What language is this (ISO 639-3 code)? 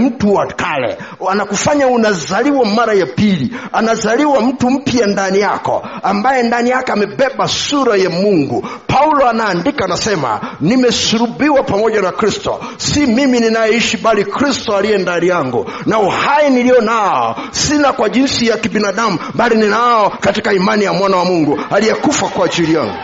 swa